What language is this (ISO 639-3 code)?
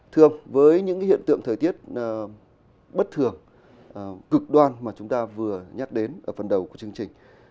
vie